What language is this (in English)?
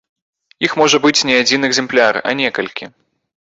Belarusian